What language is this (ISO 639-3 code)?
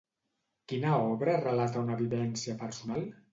cat